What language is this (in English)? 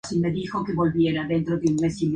Spanish